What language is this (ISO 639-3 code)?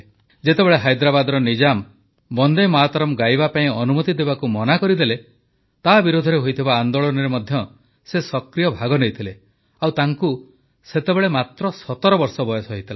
ori